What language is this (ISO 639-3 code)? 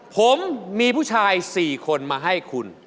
tha